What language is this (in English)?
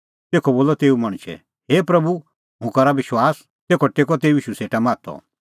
Kullu Pahari